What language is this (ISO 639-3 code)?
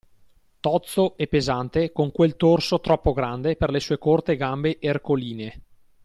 ita